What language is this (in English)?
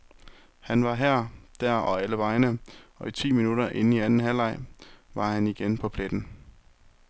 Danish